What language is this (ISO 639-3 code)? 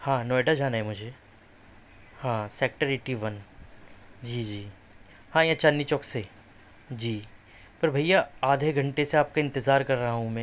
urd